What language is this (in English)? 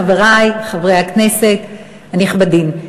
Hebrew